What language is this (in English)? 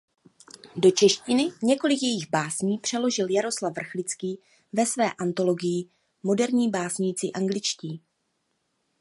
Czech